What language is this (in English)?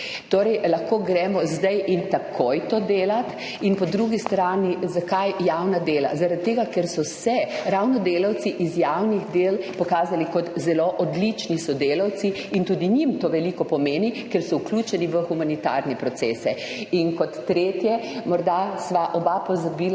Slovenian